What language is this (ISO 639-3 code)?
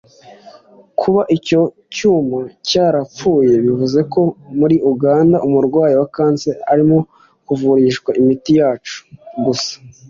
kin